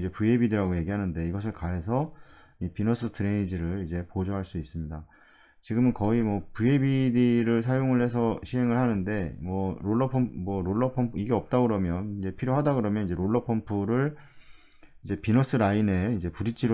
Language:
Korean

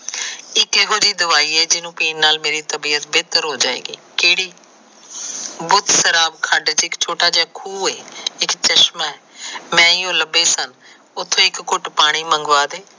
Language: Punjabi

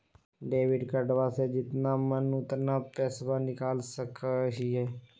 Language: Magahi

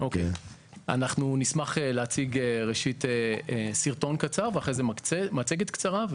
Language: Hebrew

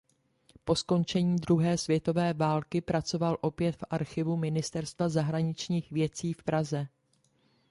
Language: Czech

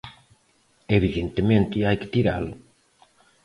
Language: Galician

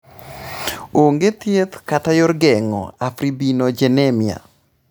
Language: Luo (Kenya and Tanzania)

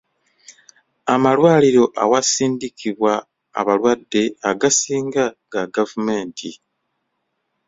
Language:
Ganda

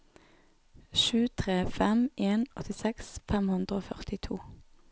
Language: Norwegian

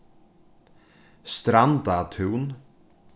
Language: Faroese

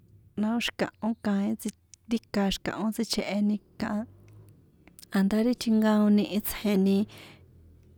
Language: San Juan Atzingo Popoloca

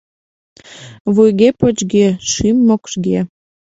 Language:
Mari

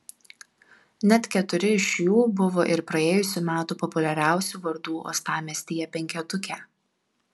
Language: Lithuanian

